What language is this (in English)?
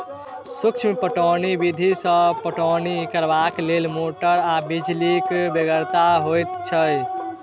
Maithili